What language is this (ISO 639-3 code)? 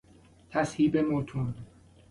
fas